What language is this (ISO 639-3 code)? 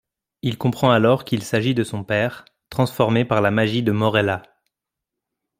fra